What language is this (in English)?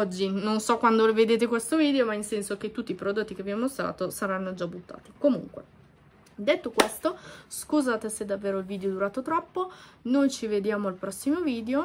Italian